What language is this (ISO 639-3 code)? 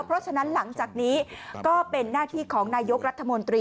tha